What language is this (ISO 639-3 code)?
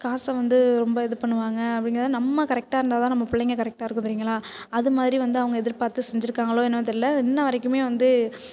tam